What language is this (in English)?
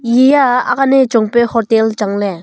Wancho Naga